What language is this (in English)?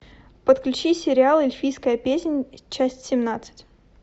Russian